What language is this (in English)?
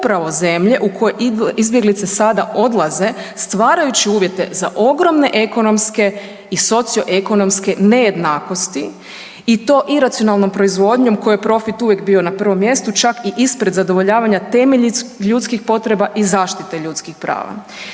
Croatian